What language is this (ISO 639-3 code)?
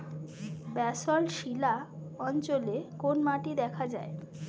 ben